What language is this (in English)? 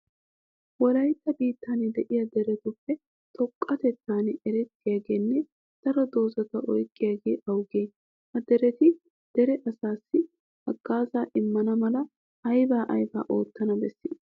Wolaytta